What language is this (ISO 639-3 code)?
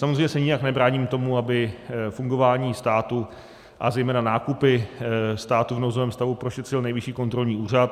ces